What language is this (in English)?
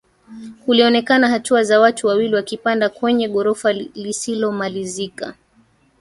Swahili